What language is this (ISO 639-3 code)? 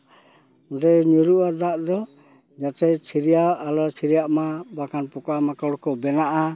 sat